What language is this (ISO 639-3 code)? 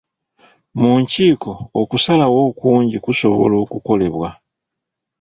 lug